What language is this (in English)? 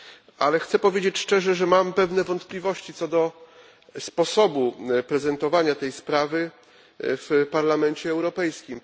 Polish